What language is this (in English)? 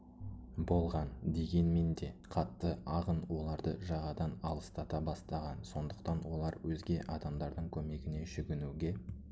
Kazakh